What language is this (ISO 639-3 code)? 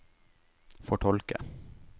nor